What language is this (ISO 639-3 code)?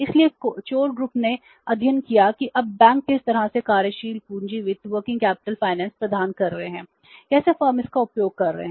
hin